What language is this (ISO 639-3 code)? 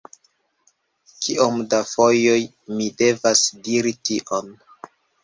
epo